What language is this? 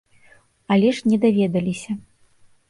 Belarusian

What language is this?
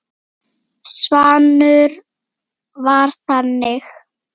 Icelandic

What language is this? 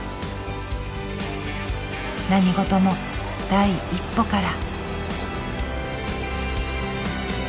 Japanese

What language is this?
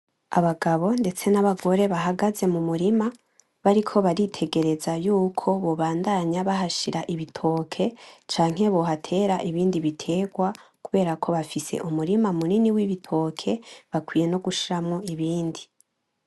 Rundi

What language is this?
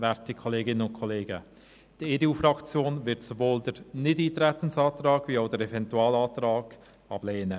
Swiss German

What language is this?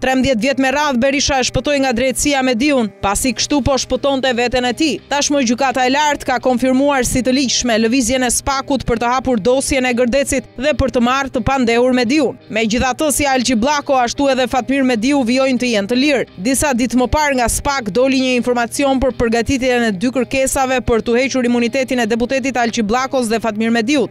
Romanian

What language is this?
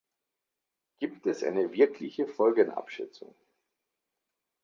German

